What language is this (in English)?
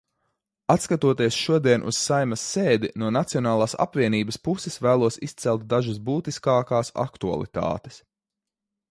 Latvian